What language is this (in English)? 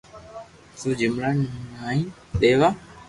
Loarki